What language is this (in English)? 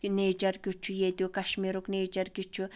Kashmiri